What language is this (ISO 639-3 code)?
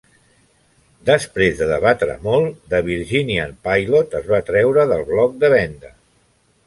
cat